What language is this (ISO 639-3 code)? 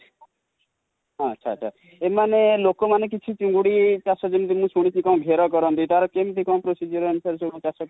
ori